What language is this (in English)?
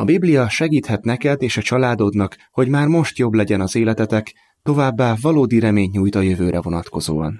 Hungarian